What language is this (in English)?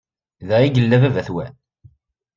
Kabyle